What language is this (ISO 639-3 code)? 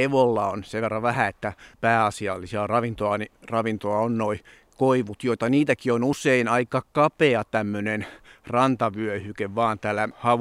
fin